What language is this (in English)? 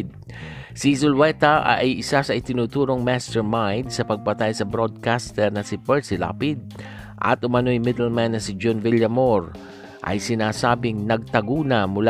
Filipino